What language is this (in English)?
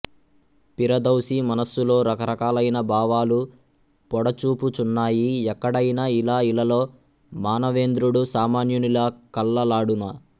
Telugu